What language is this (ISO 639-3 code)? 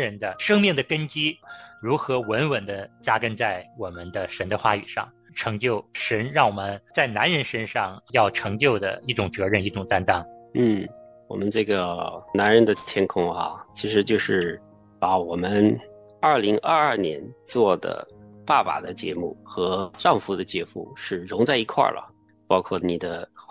zho